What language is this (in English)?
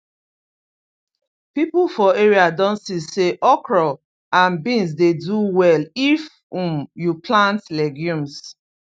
Nigerian Pidgin